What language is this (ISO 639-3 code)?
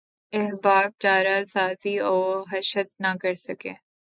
urd